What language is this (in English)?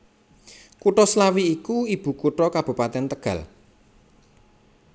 Javanese